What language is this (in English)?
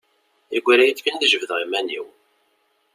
Kabyle